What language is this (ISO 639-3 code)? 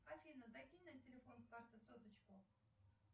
rus